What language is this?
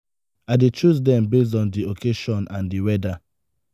Nigerian Pidgin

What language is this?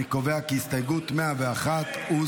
Hebrew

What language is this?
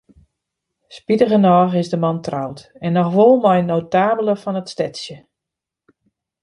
Western Frisian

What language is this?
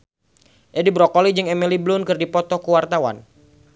Sundanese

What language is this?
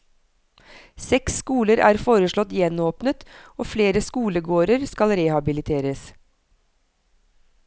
Norwegian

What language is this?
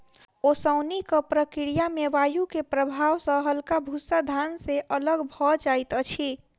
Maithili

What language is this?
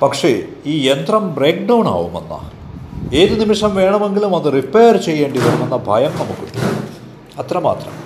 Malayalam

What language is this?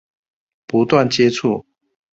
Chinese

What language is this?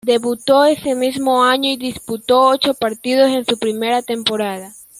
Spanish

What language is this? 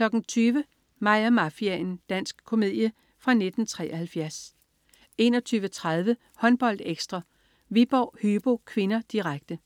Danish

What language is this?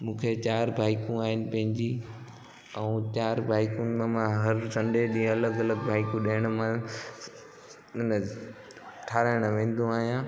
Sindhi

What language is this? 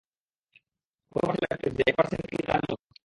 Bangla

